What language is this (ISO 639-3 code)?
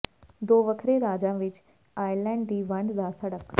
pan